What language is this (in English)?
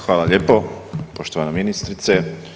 Croatian